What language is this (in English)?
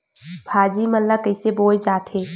Chhattisgarhi